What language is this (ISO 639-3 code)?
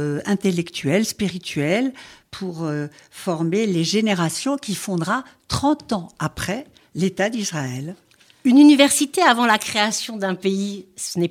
fra